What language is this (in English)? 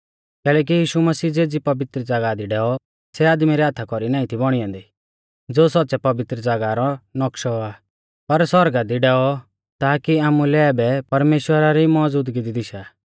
Mahasu Pahari